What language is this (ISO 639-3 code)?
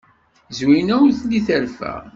kab